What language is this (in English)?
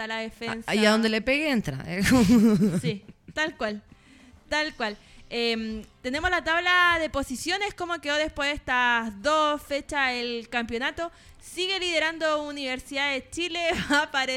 Spanish